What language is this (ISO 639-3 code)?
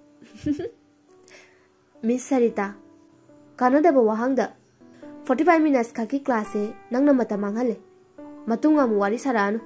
vie